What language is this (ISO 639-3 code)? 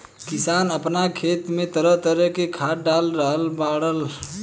bho